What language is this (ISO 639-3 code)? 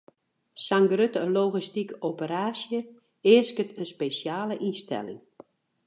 fry